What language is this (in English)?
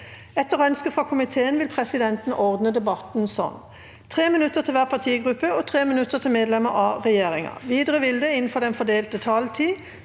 Norwegian